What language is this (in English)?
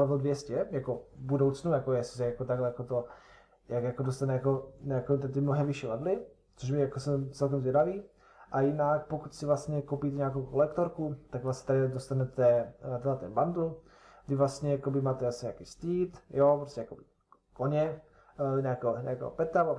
Czech